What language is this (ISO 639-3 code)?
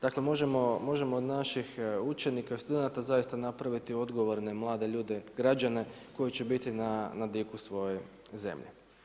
hrv